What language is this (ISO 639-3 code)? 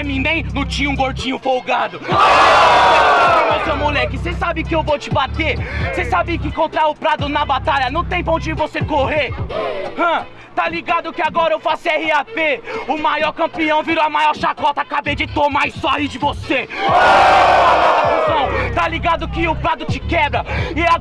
por